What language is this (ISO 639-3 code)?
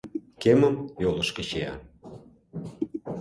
chm